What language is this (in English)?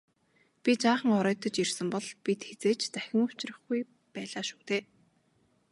Mongolian